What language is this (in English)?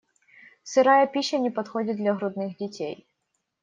Russian